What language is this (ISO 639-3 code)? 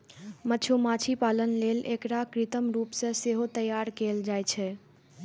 mai